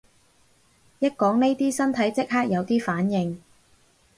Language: Cantonese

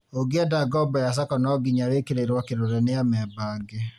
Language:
Kikuyu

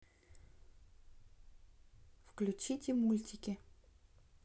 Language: Russian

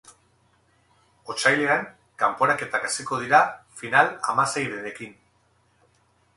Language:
Basque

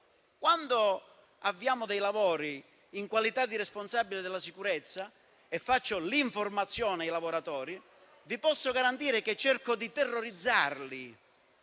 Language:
Italian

